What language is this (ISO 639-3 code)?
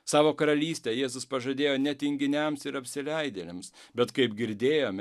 lit